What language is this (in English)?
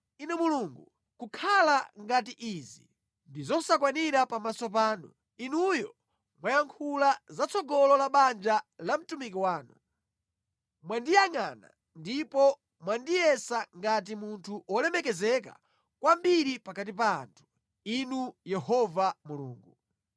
Nyanja